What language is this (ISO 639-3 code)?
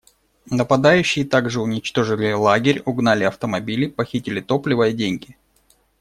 rus